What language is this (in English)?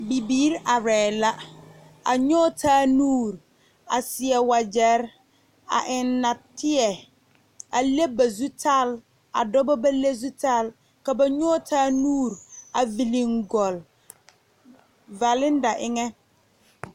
Southern Dagaare